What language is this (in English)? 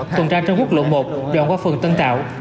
Vietnamese